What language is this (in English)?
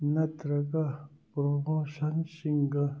Manipuri